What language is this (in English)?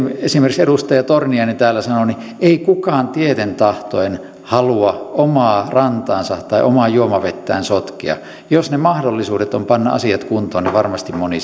Finnish